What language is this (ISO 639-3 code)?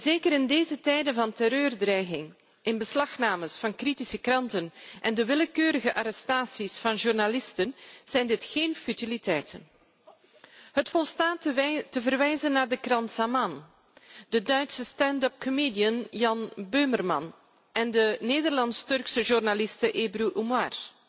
nld